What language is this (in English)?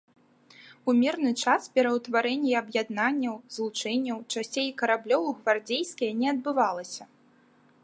Belarusian